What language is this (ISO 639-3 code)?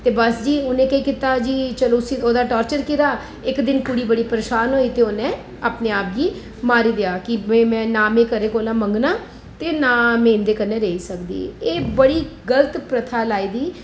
doi